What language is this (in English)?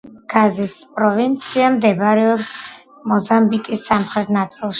Georgian